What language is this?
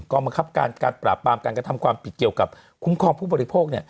Thai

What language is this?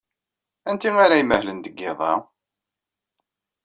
Kabyle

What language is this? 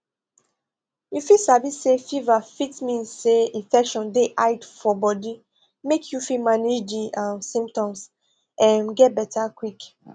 Nigerian Pidgin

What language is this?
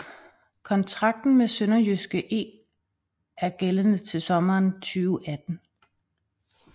Danish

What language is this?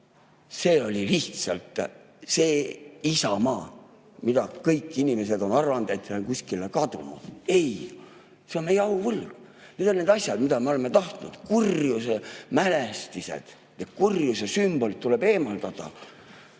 Estonian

